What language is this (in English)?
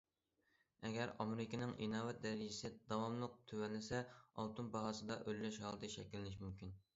Uyghur